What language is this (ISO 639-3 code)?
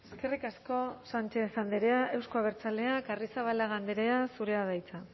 eus